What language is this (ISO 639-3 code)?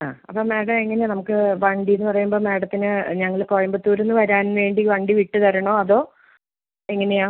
mal